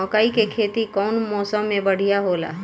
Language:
Bhojpuri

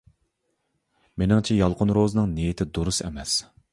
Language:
Uyghur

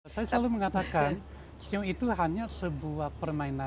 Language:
Indonesian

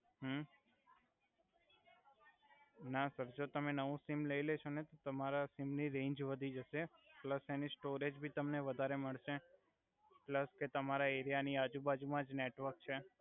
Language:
Gujarati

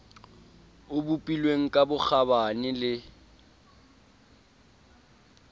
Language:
Southern Sotho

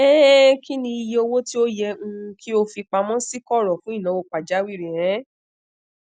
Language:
Yoruba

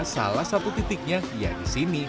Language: Indonesian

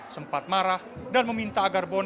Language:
Indonesian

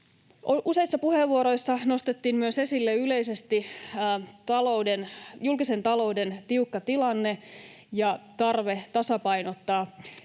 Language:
Finnish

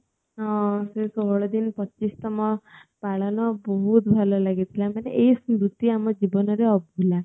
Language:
Odia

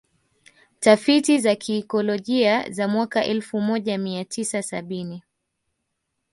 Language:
Swahili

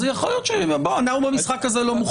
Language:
Hebrew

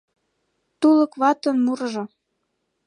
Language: Mari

